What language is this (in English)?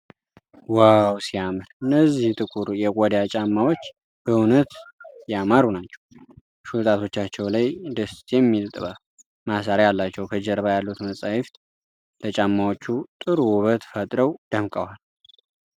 Amharic